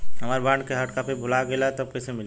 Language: Bhojpuri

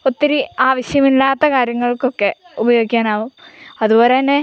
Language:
Malayalam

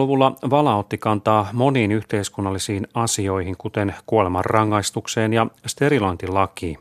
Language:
Finnish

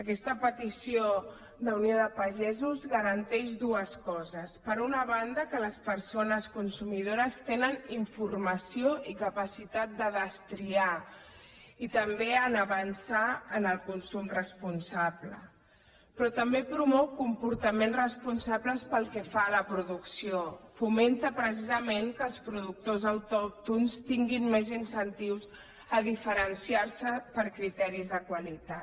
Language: Catalan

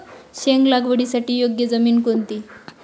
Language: Marathi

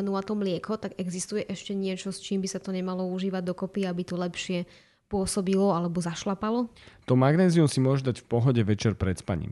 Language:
Slovak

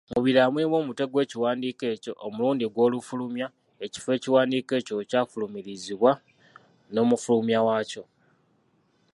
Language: Ganda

